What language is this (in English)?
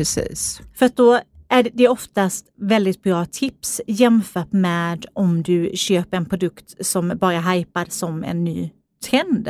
Swedish